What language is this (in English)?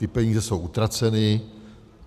Czech